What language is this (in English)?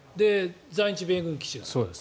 Japanese